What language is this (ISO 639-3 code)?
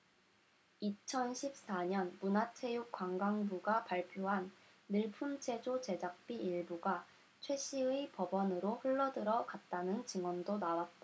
kor